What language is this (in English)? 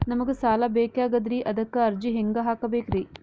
Kannada